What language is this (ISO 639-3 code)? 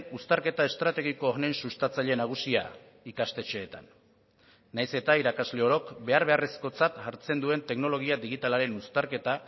eus